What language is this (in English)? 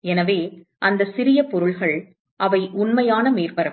Tamil